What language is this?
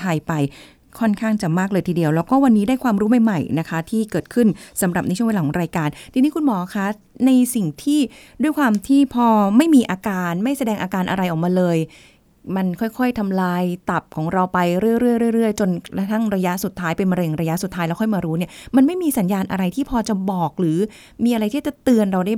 Thai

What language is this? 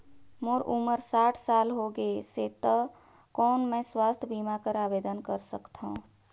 Chhattisgarhi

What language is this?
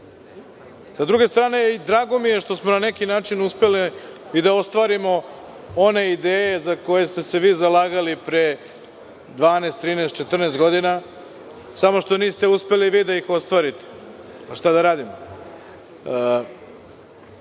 Serbian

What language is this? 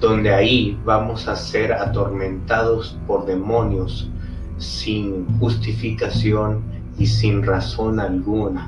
Spanish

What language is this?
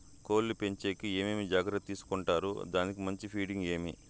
Telugu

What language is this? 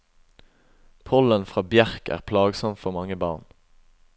Norwegian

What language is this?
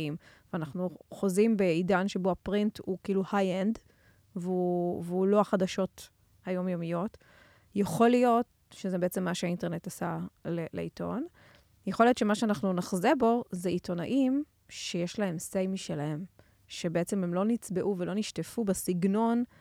Hebrew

